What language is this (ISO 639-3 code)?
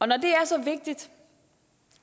dan